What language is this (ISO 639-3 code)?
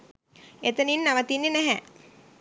sin